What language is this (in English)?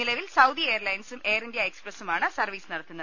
Malayalam